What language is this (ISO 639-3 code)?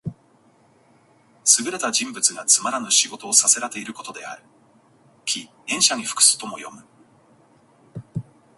jpn